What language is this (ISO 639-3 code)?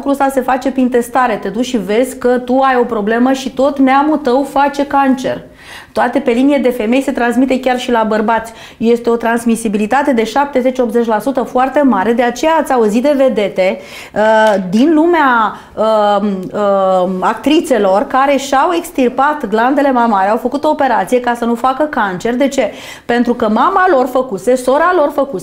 ron